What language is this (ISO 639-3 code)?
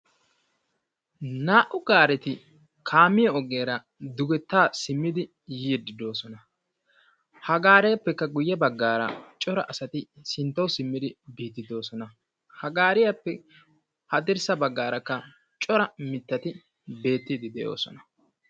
wal